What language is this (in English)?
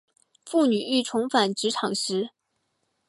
Chinese